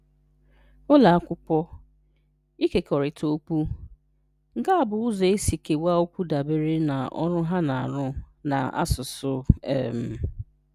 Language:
Igbo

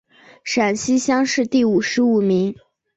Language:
Chinese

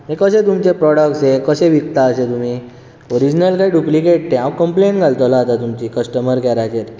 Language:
Konkani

